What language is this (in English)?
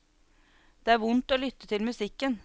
Norwegian